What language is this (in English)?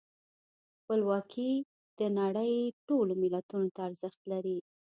Pashto